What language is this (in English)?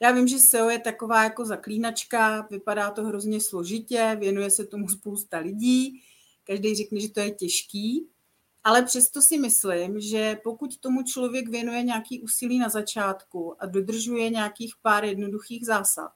Czech